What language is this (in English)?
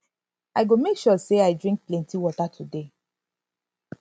Nigerian Pidgin